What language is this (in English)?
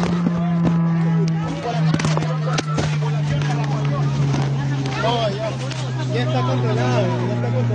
Spanish